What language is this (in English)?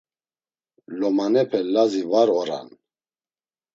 Laz